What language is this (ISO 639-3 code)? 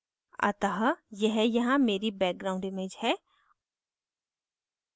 hin